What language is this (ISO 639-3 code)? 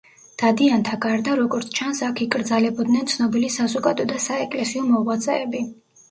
kat